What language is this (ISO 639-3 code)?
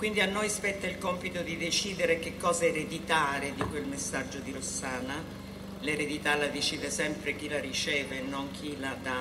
ita